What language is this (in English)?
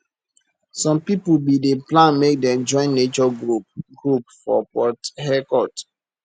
Nigerian Pidgin